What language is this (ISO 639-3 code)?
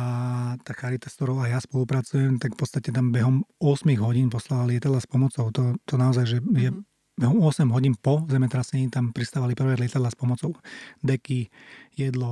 slk